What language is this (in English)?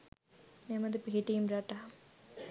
Sinhala